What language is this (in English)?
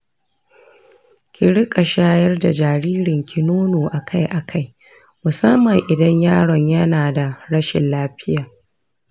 Hausa